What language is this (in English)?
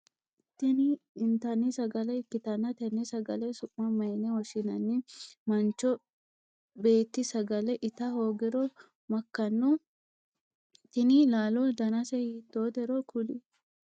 Sidamo